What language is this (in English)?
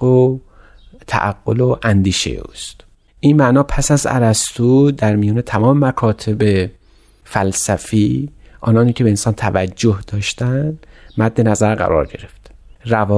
Persian